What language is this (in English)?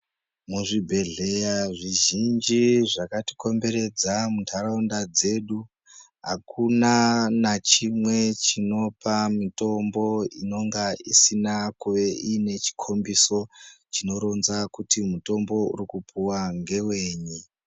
Ndau